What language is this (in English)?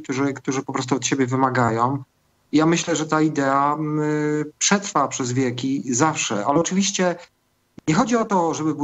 Polish